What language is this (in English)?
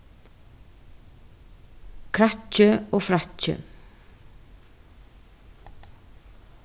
Faroese